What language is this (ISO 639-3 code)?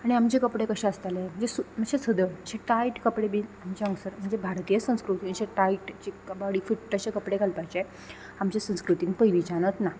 kok